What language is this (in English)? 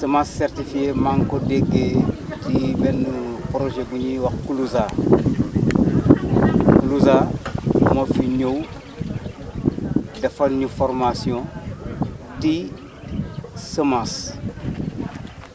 Wolof